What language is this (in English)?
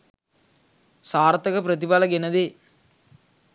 Sinhala